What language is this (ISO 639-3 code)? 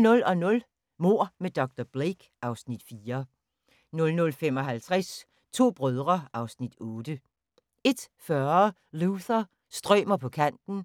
dan